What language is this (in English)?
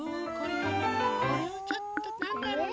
Japanese